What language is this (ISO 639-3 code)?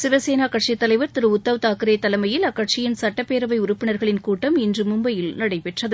tam